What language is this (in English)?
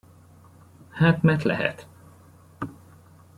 Hungarian